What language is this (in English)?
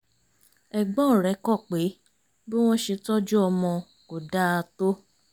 Yoruba